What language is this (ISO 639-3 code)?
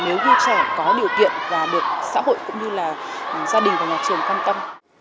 vie